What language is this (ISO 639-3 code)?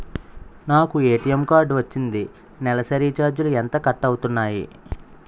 tel